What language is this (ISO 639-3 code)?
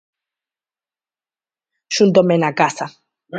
glg